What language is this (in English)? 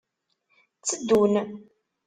Kabyle